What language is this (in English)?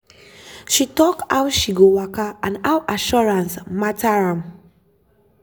Nigerian Pidgin